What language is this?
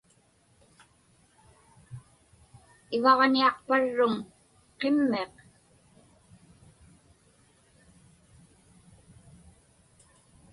Inupiaq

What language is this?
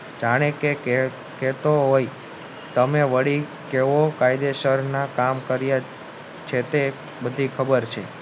Gujarati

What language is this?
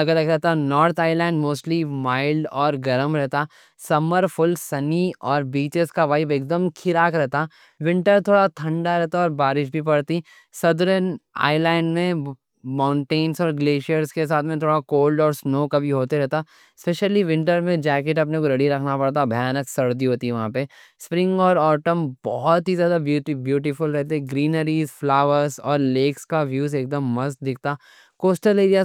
Deccan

